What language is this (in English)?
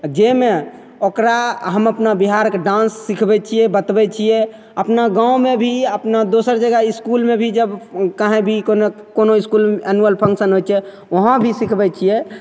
Maithili